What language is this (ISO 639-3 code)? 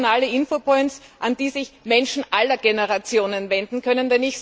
deu